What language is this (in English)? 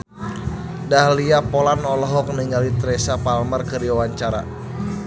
Sundanese